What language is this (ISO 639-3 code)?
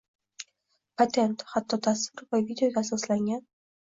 uzb